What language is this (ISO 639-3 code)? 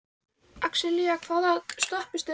isl